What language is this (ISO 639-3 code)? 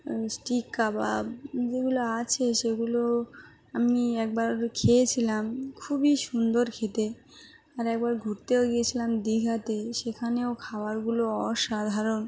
ben